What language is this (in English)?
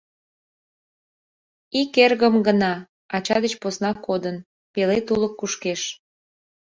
Mari